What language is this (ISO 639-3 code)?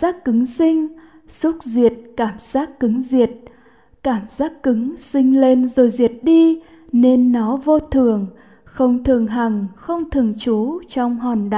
vie